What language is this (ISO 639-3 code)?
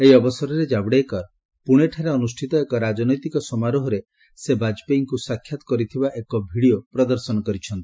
ori